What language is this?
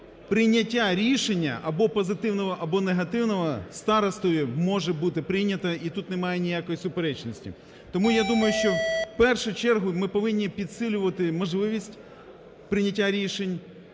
Ukrainian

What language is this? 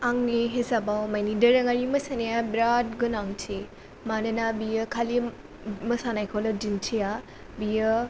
Bodo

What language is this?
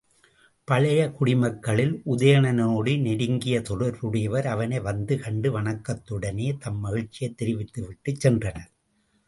Tamil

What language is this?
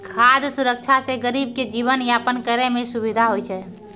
Maithili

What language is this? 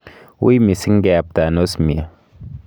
Kalenjin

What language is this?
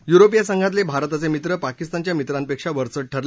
Marathi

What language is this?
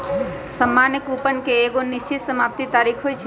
Magahi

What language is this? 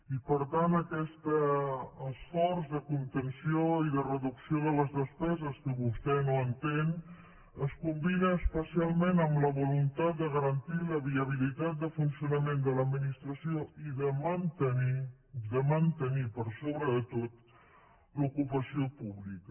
Catalan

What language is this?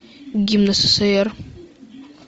Russian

